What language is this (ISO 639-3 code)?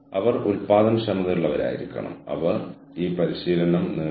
mal